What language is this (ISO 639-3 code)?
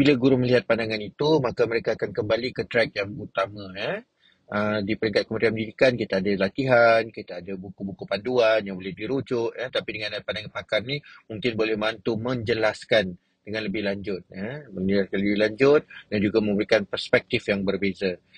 msa